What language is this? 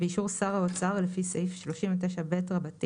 Hebrew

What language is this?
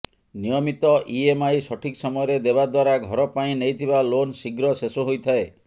Odia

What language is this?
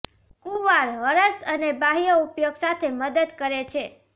Gujarati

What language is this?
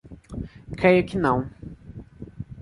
Portuguese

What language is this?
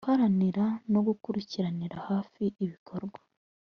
Kinyarwanda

